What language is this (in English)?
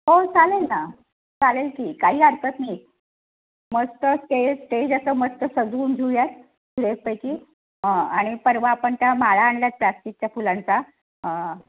Marathi